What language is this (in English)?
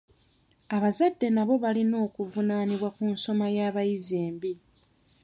Ganda